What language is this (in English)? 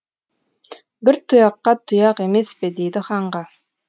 Kazakh